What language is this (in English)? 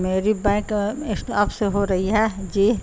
Urdu